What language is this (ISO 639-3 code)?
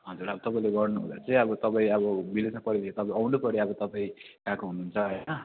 nep